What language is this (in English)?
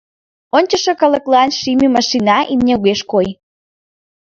Mari